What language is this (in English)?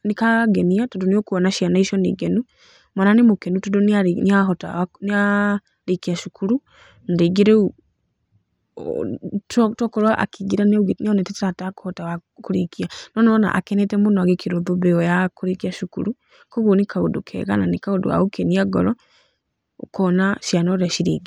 Kikuyu